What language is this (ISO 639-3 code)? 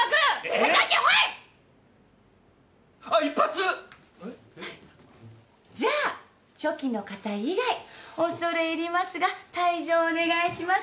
jpn